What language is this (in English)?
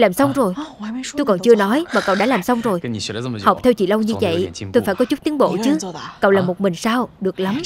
Vietnamese